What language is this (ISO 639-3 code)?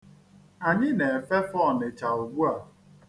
ibo